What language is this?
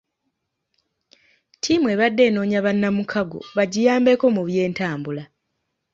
Ganda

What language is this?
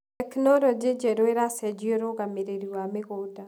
Kikuyu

